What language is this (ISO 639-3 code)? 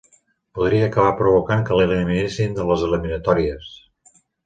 cat